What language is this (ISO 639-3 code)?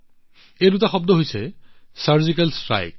asm